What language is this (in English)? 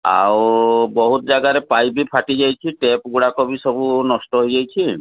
Odia